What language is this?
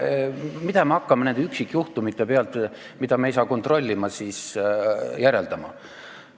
Estonian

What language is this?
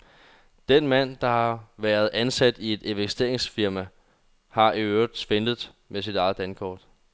Danish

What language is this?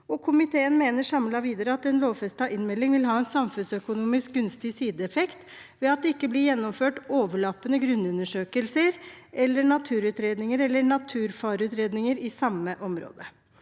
Norwegian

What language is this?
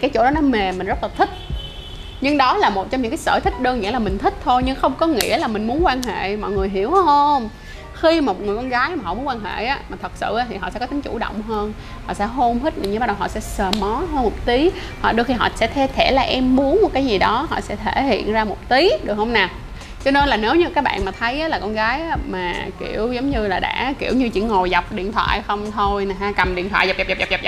Vietnamese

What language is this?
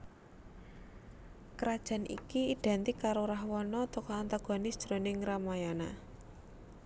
Javanese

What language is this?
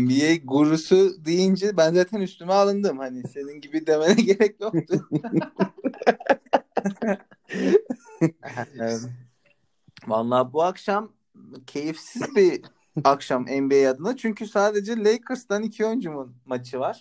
Turkish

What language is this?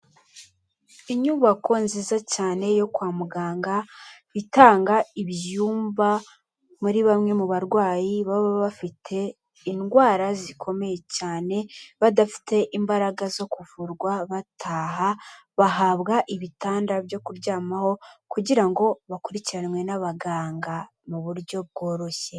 Kinyarwanda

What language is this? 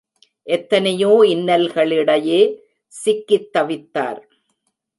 Tamil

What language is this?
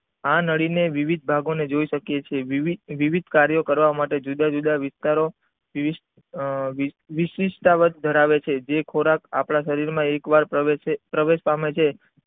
Gujarati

